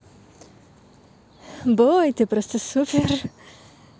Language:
Russian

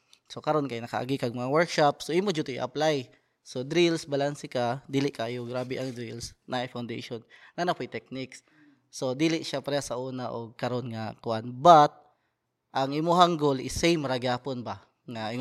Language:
Filipino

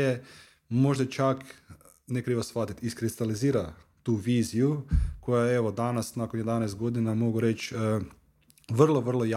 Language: Croatian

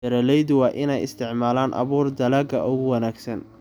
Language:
Somali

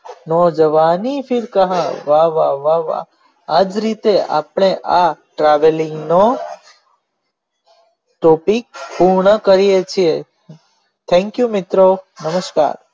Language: Gujarati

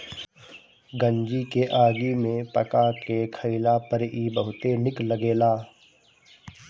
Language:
Bhojpuri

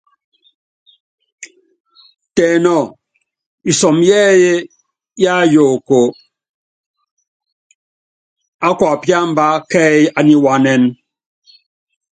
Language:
Yangben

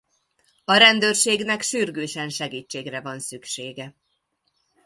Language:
Hungarian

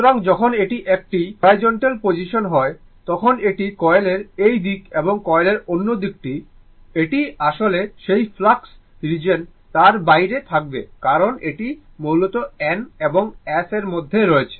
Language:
Bangla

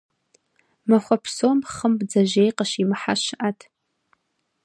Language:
Kabardian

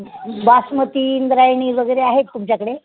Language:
Marathi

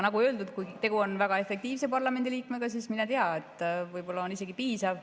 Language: Estonian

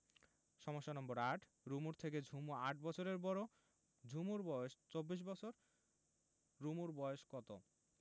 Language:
Bangla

